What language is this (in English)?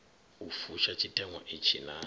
Venda